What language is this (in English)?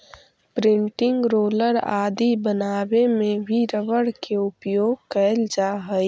Magahi